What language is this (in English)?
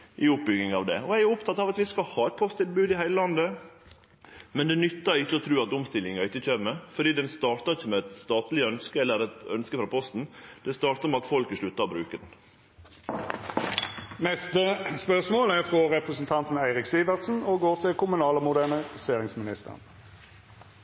Norwegian